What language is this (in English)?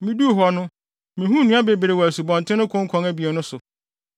Akan